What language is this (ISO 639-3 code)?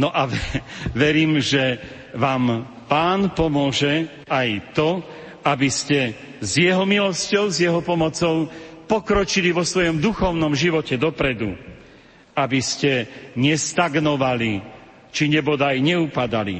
slk